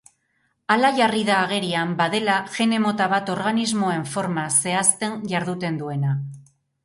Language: Basque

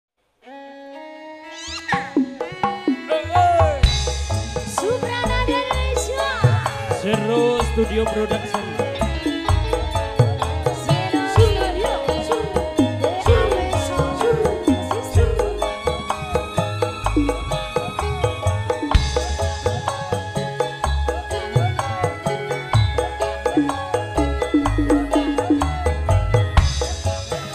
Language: Indonesian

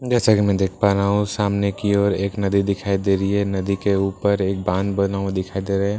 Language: Hindi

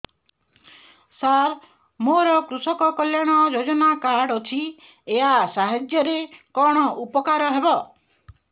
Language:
Odia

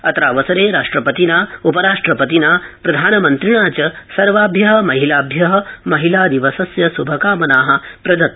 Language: Sanskrit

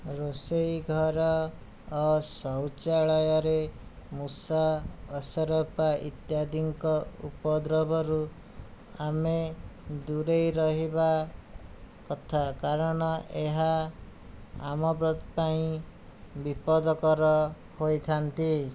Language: Odia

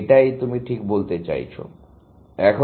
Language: Bangla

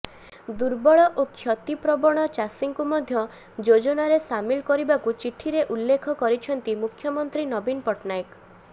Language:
Odia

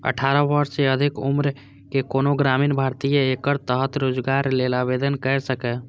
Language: Maithili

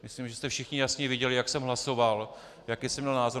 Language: Czech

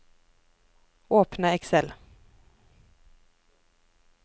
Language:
Norwegian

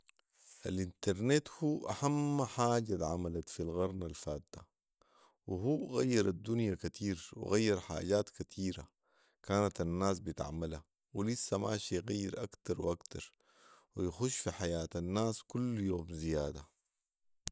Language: Sudanese Arabic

